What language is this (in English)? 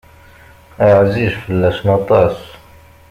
Kabyle